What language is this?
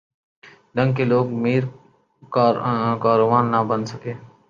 Urdu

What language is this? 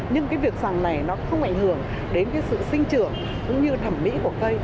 Vietnamese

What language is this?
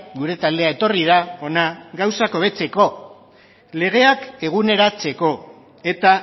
Basque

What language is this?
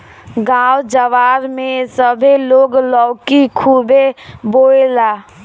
Bhojpuri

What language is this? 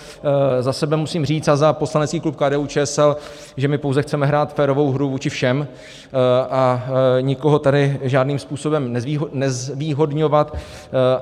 Czech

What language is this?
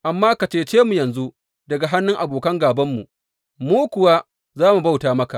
Hausa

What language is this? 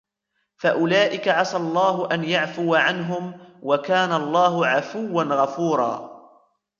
Arabic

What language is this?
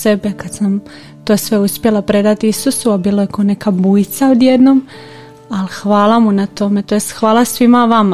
Croatian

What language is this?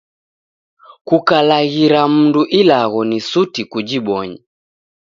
Taita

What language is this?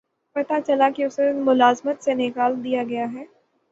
Urdu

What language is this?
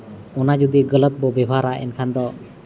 Santali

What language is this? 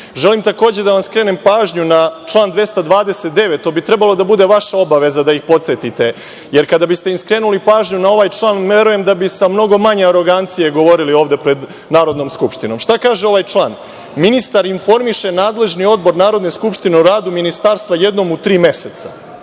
Serbian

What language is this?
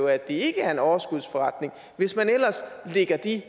Danish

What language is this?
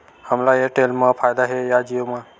Chhattisgarhi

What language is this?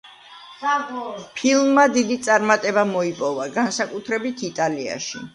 Georgian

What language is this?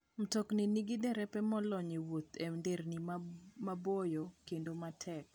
Luo (Kenya and Tanzania)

